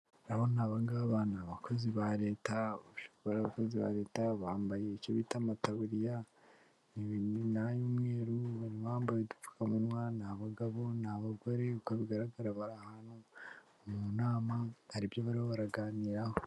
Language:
Kinyarwanda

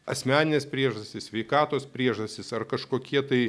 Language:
Lithuanian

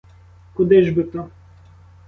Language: Ukrainian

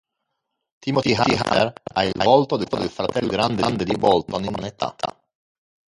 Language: Italian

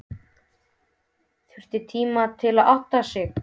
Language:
Icelandic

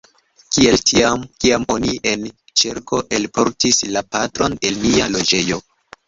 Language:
Esperanto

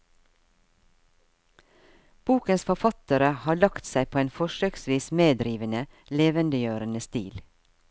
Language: Norwegian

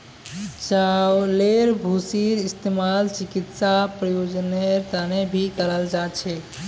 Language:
Magahi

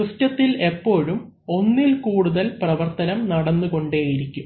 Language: Malayalam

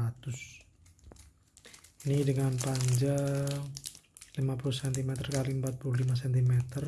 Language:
Indonesian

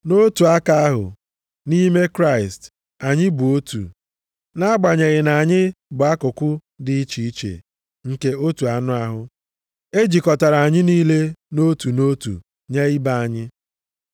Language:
Igbo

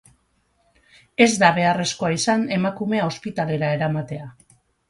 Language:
Basque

